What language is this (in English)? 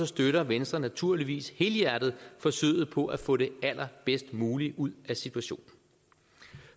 Danish